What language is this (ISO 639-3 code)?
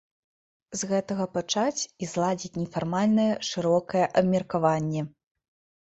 bel